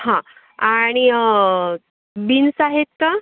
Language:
Marathi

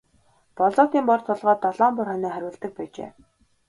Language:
Mongolian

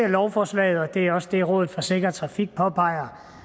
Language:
Danish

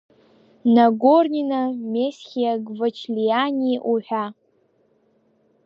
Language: Abkhazian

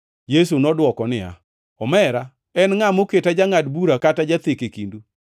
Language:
Luo (Kenya and Tanzania)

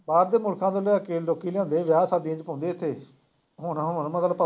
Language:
Punjabi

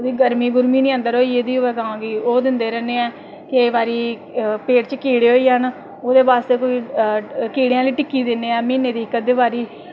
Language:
Dogri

